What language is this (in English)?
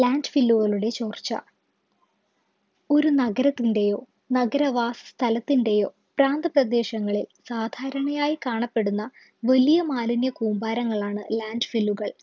Malayalam